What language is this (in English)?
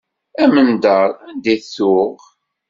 Kabyle